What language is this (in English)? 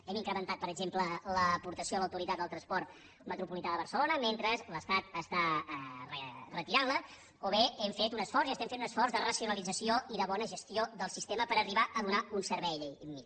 Catalan